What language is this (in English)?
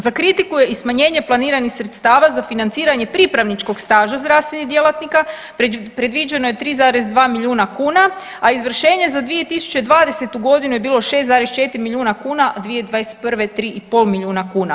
Croatian